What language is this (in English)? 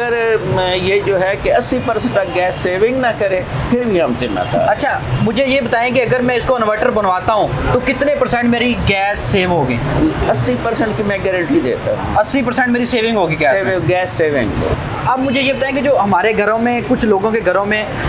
Hindi